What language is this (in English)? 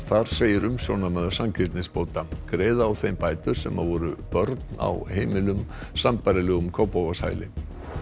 Icelandic